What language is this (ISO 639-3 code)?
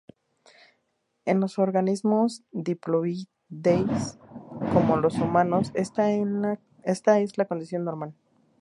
spa